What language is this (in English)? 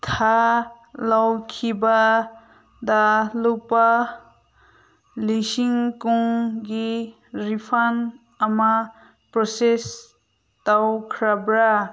Manipuri